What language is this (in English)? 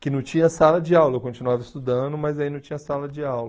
Portuguese